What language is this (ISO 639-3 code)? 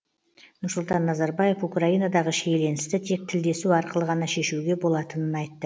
kaz